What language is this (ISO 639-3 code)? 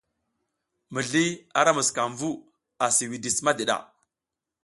giz